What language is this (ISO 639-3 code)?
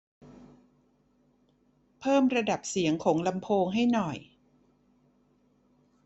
tha